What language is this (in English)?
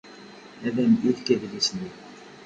Kabyle